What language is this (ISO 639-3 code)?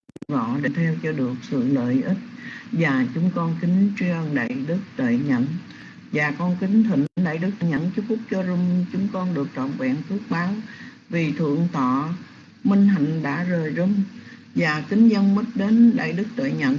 vie